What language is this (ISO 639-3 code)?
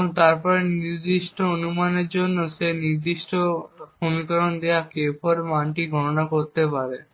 ben